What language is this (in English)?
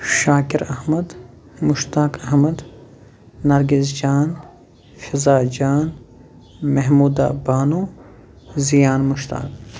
Kashmiri